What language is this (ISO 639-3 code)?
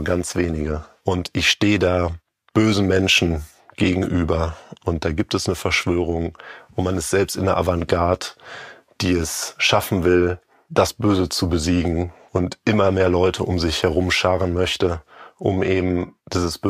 deu